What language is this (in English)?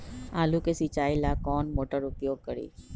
Magahi